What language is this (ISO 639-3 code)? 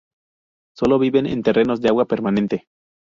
spa